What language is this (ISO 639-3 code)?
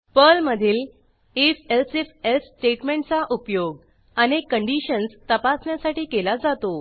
mar